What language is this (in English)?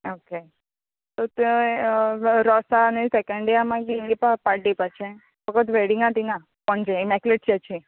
Konkani